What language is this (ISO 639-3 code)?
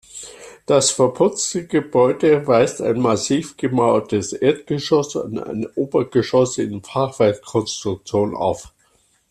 deu